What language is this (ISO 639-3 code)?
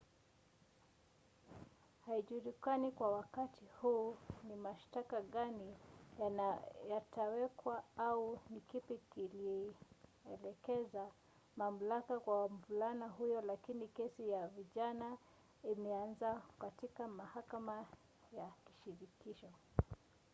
swa